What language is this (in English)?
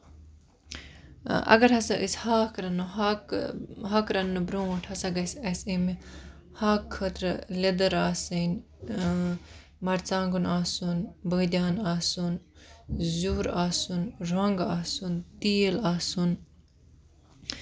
Kashmiri